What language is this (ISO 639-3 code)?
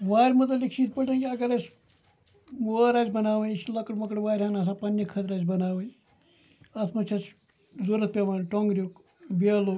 kas